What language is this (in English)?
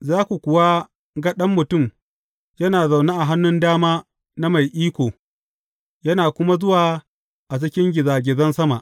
Hausa